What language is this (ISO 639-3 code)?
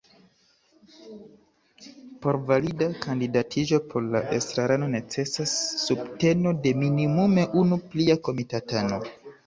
epo